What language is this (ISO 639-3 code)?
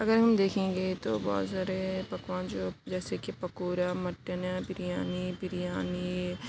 urd